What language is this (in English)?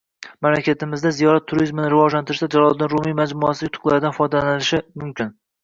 Uzbek